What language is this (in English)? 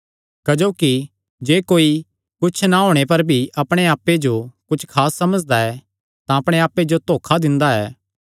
Kangri